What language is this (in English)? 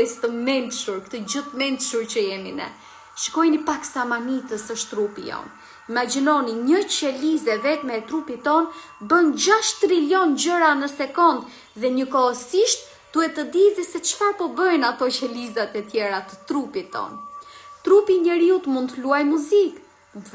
Romanian